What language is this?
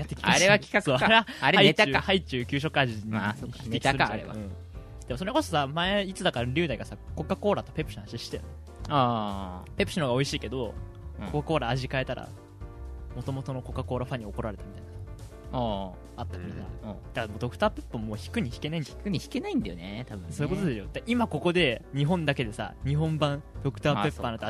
Japanese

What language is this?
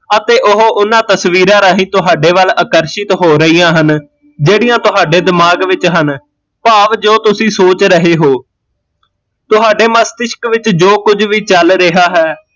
Punjabi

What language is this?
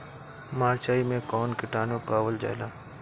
Bhojpuri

